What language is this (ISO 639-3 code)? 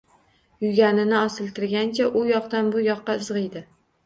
uzb